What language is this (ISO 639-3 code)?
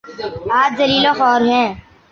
urd